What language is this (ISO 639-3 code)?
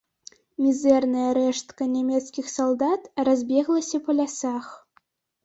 bel